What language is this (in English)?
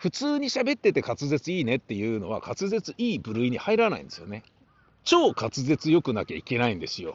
Japanese